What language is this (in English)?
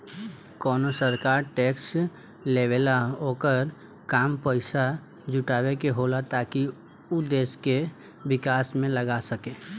Bhojpuri